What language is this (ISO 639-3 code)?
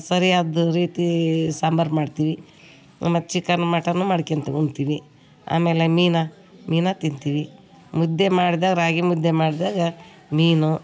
kan